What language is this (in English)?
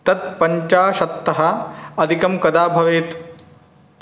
Sanskrit